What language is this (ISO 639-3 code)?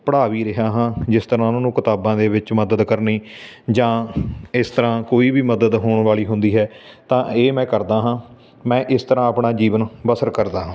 pan